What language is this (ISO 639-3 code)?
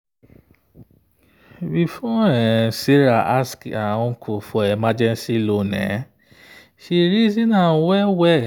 pcm